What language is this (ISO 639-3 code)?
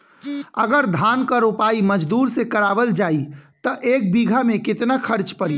bho